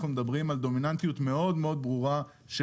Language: Hebrew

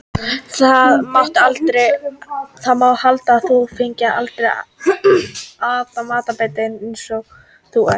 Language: Icelandic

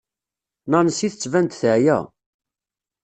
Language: Kabyle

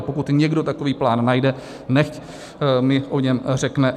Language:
Czech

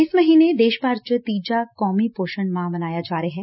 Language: Punjabi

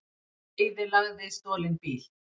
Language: Icelandic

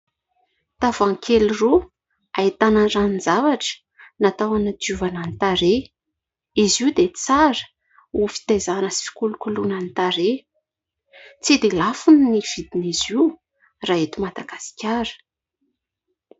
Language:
Malagasy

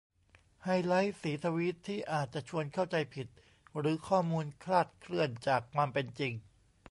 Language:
Thai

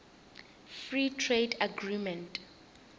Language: Tsonga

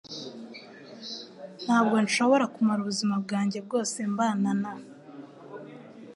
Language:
Kinyarwanda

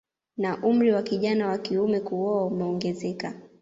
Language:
Swahili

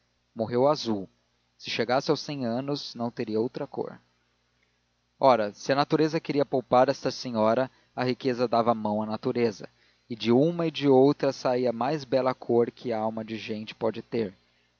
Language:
Portuguese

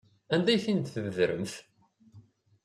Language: Kabyle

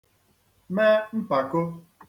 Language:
Igbo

